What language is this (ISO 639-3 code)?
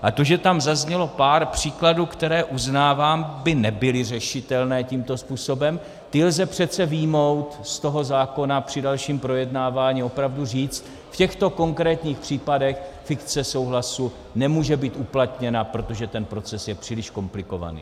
ces